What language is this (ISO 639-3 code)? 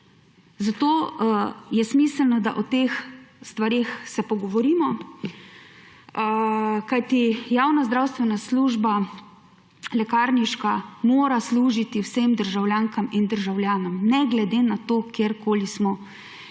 slv